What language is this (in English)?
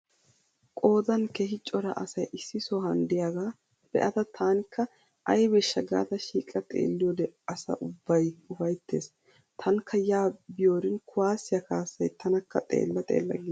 Wolaytta